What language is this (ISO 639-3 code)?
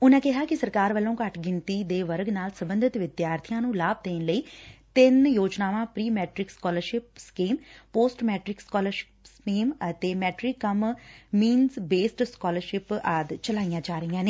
pan